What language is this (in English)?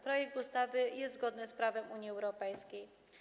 Polish